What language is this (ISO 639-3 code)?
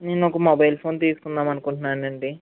tel